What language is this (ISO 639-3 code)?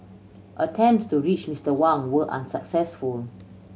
eng